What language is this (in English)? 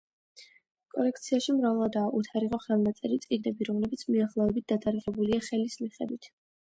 Georgian